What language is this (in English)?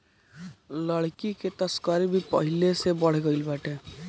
Bhojpuri